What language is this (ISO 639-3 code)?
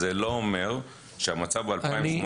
heb